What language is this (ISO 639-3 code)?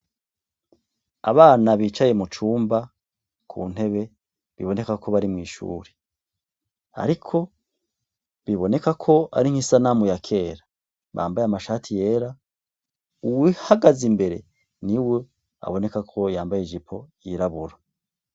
run